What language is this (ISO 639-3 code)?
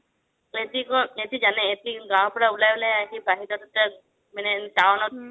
asm